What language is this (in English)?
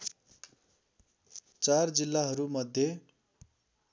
Nepali